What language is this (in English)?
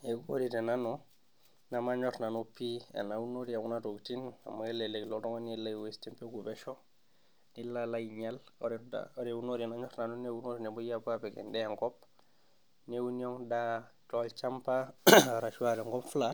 Masai